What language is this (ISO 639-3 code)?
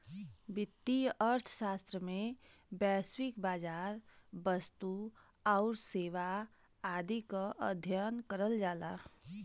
bho